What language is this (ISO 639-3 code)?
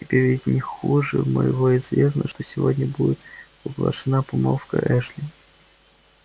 rus